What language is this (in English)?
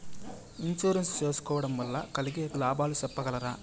Telugu